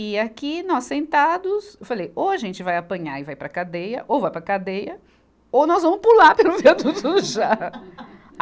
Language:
Portuguese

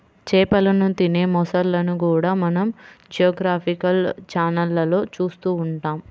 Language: Telugu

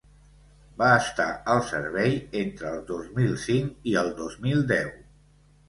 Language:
Catalan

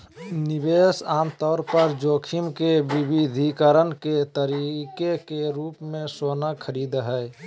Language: Magahi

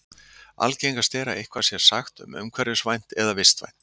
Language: Icelandic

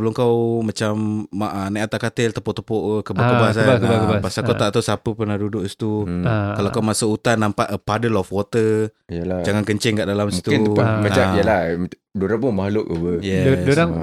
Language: Malay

